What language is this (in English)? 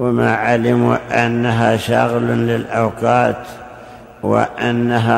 Arabic